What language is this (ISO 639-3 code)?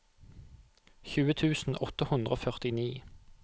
nor